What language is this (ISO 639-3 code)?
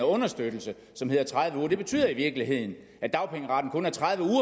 dan